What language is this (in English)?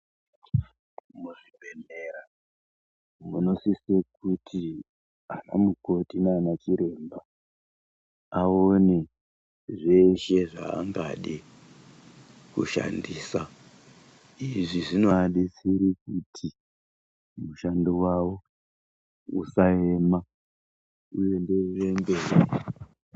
Ndau